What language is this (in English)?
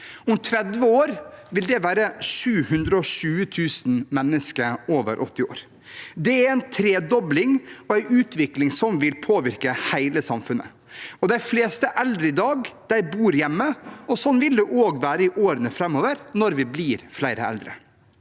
Norwegian